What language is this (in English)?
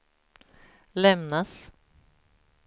Swedish